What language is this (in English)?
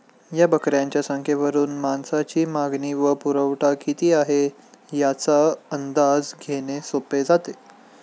Marathi